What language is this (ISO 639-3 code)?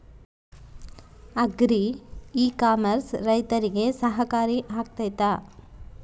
kan